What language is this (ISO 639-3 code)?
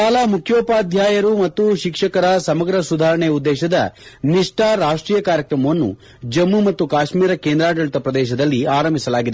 kan